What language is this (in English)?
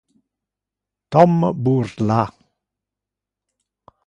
Interlingua